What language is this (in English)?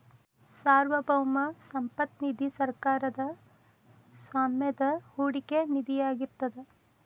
Kannada